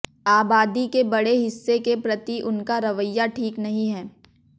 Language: Hindi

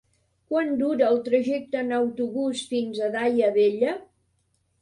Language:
Catalan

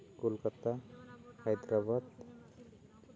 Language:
Santali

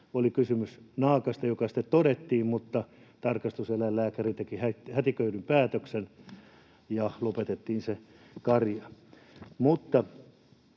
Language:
Finnish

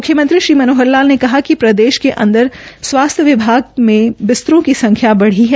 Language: Hindi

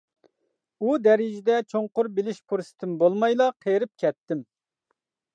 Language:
Uyghur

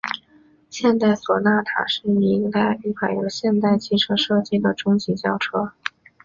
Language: Chinese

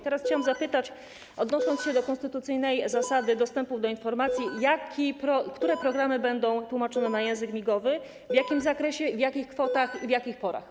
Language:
Polish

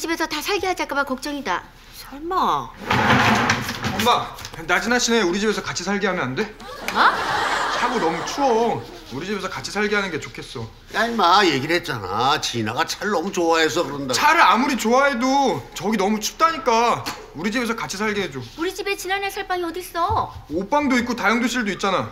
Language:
Korean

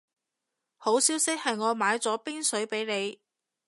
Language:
Cantonese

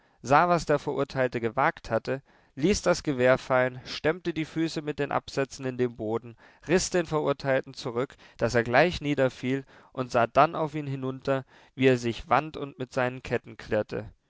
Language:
German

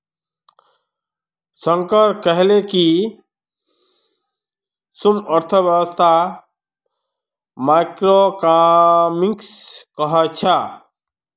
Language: Magahi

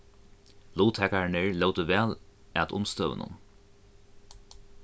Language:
Faroese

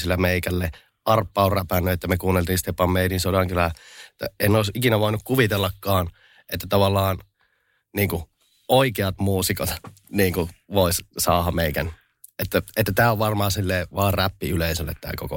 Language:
Finnish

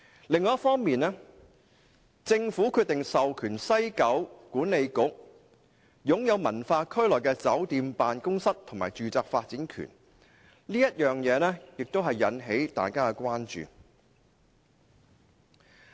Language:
Cantonese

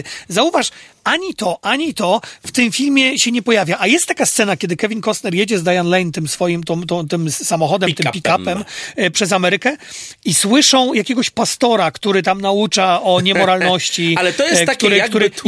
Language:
Polish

